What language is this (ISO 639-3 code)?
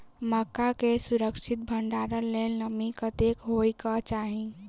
mai